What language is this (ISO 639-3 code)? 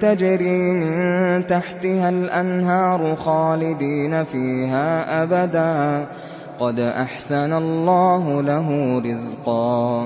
ara